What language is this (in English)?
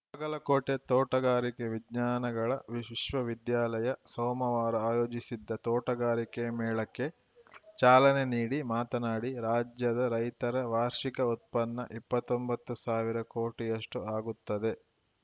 Kannada